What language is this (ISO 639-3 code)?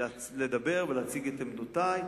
heb